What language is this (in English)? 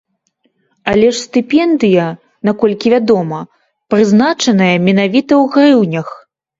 Belarusian